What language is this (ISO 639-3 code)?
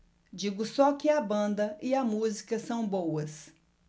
por